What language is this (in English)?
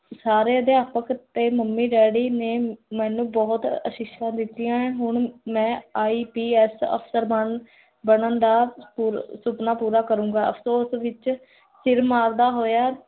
Punjabi